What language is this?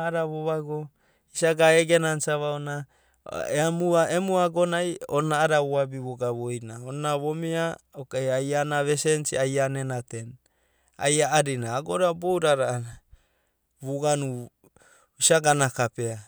Abadi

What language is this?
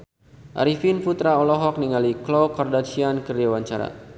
Sundanese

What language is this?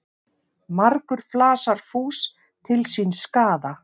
Icelandic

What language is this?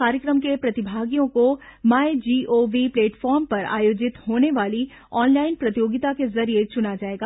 Hindi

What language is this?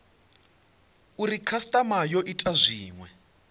Venda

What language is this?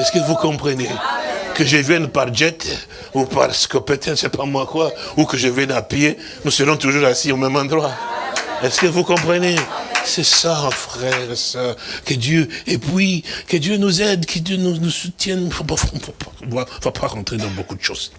French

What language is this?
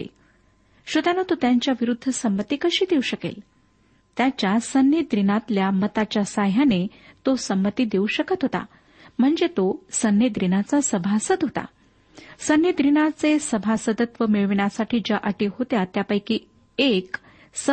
Marathi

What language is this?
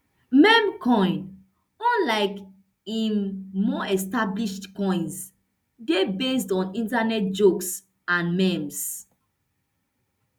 Nigerian Pidgin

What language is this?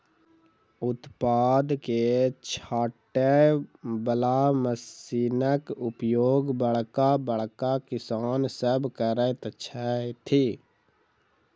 Maithili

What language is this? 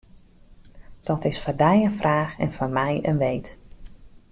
Western Frisian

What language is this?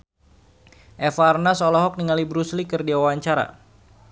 Sundanese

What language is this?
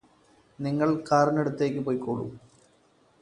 Malayalam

